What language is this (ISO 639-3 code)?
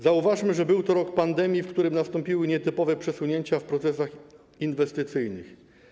pol